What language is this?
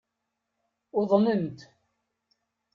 Kabyle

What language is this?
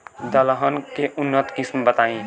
Bhojpuri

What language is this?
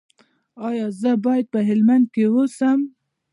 Pashto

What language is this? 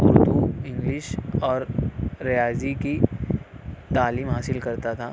Urdu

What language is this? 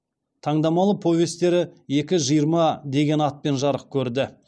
Kazakh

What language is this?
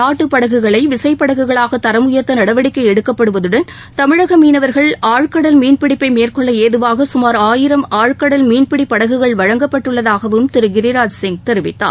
Tamil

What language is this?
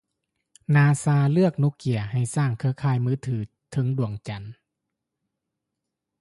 Lao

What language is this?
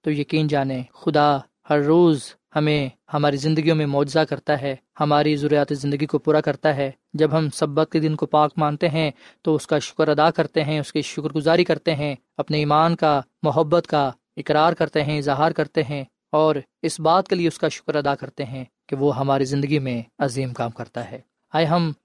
Urdu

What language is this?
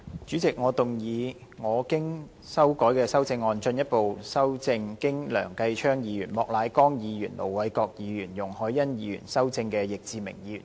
Cantonese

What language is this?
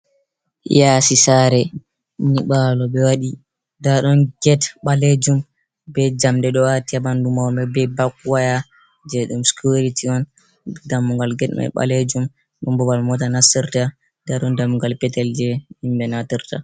Fula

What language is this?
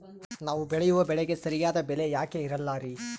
Kannada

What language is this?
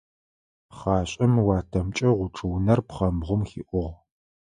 Adyghe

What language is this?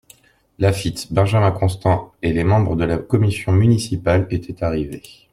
French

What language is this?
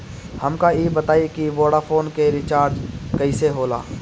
Bhojpuri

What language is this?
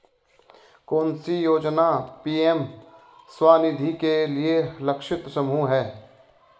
Hindi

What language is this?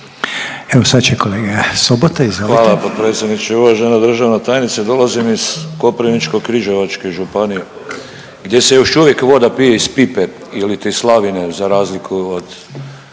Croatian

